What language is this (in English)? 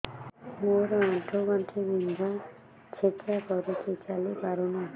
Odia